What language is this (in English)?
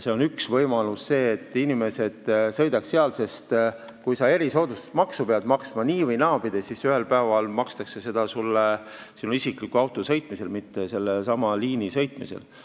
Estonian